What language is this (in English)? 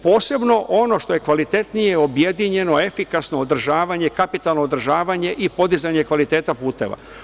Serbian